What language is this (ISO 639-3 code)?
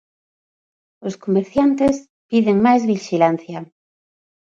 glg